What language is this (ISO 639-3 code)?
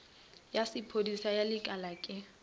nso